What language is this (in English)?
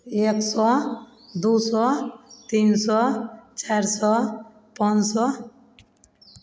Maithili